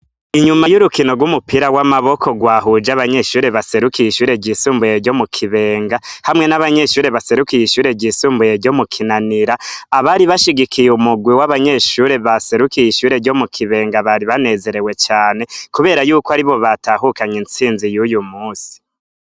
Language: Rundi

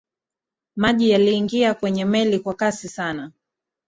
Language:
Swahili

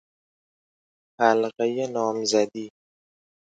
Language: Persian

